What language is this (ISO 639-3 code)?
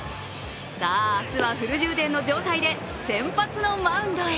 jpn